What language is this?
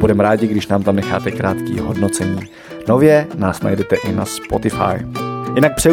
Czech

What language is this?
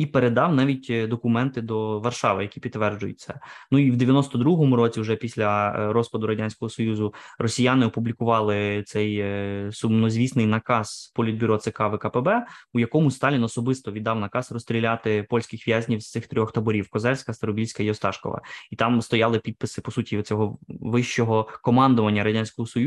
Ukrainian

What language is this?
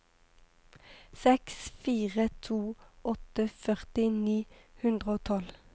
Norwegian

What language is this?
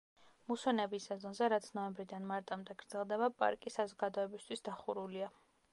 Georgian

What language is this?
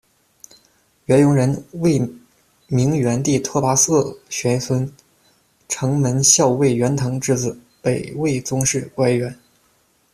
Chinese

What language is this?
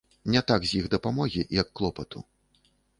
Belarusian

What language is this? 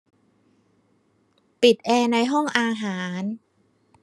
Thai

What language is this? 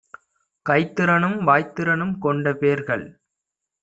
Tamil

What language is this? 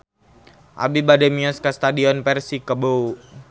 Sundanese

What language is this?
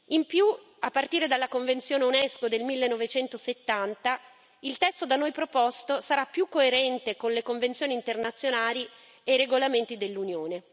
Italian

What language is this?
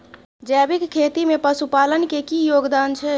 Maithili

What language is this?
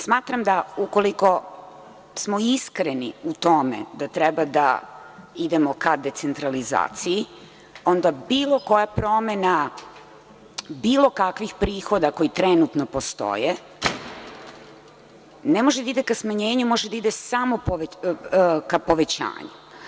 Serbian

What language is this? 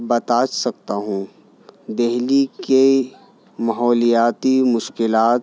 Urdu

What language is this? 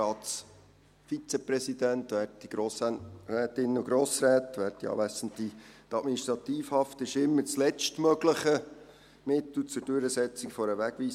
Swiss German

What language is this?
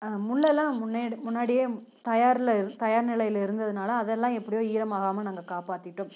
Tamil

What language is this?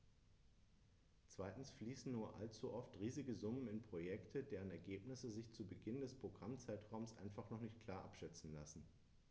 German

